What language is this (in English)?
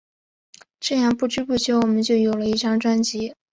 Chinese